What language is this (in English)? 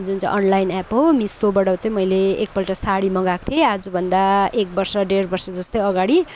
Nepali